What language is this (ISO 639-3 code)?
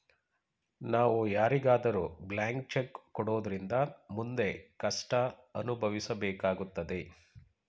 kan